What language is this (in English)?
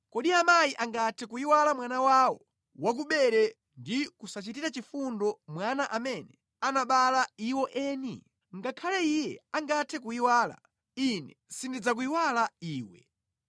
Nyanja